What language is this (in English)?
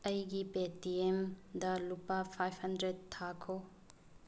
Manipuri